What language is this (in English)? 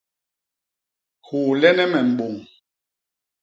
Basaa